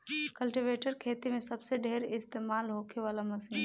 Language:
Bhojpuri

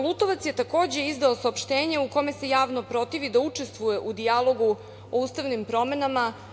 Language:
Serbian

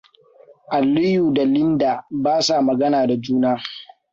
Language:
Hausa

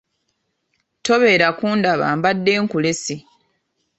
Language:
Ganda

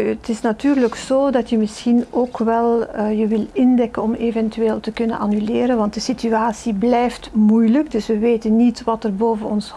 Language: Dutch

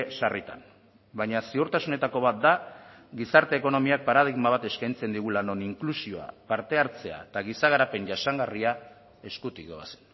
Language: Basque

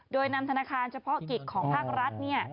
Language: Thai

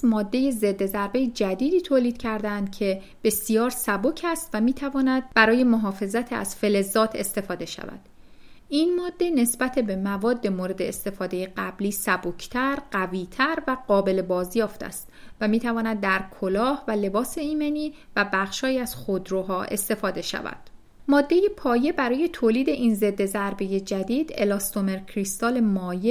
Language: Persian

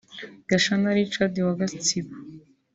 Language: Kinyarwanda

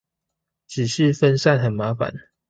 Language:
Chinese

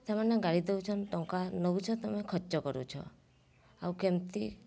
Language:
Odia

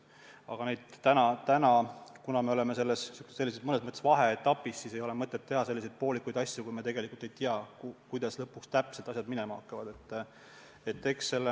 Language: Estonian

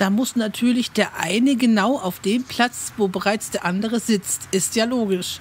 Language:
German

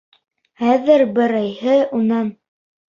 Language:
Bashkir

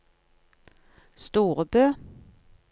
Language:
Norwegian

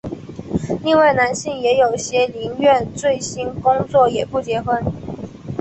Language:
Chinese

